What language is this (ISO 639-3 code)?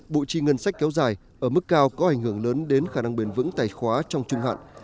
vie